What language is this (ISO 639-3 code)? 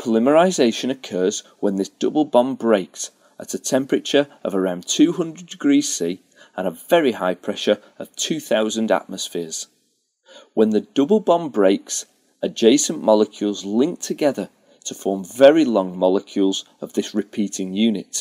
eng